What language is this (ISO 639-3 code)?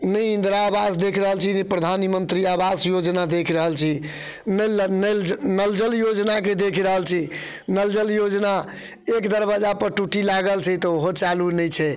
mai